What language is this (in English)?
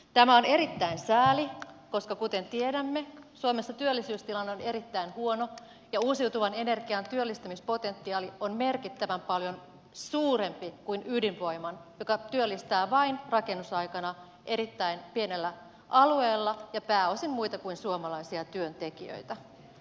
Finnish